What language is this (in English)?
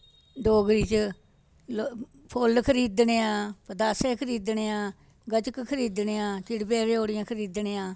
Dogri